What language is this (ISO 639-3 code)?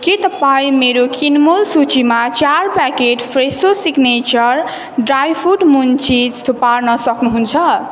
nep